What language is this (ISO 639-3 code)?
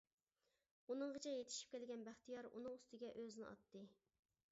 uig